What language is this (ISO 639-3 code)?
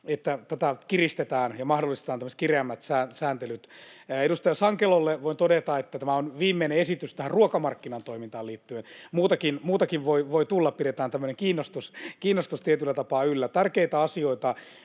fin